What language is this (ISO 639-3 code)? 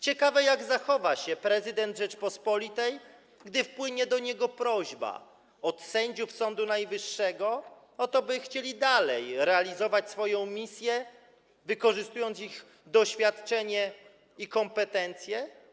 pol